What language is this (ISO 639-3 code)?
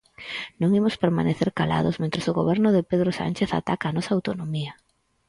glg